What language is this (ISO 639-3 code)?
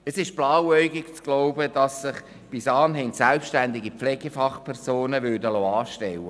gsw